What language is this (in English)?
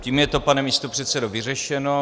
Czech